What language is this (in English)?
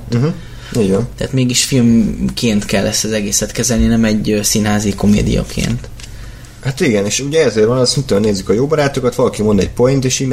Hungarian